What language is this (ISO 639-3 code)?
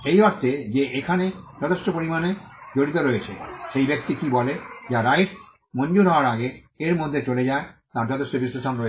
ben